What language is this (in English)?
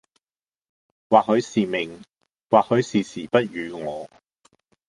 Cantonese